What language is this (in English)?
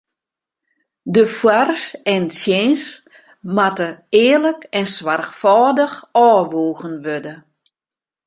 Western Frisian